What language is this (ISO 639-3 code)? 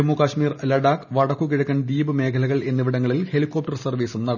mal